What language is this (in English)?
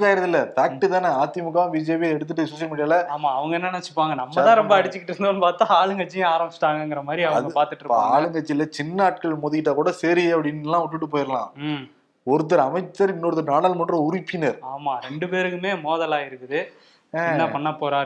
Tamil